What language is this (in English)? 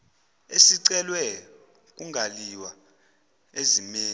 Zulu